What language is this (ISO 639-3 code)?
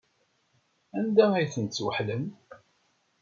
kab